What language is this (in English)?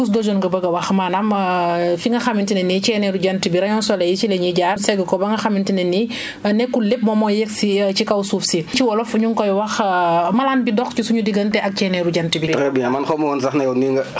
Wolof